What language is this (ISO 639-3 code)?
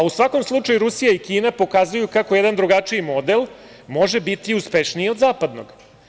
srp